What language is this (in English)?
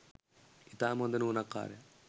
Sinhala